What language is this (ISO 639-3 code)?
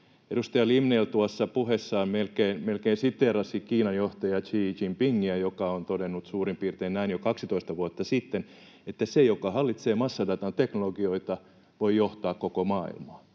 fin